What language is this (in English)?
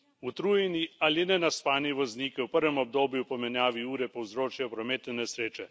Slovenian